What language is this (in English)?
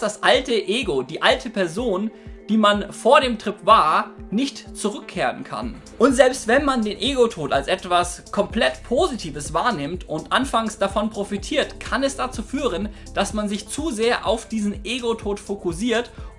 German